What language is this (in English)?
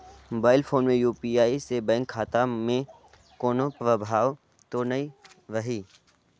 Chhattisgarhi